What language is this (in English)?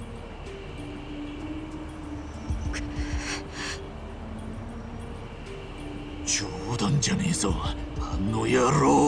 Japanese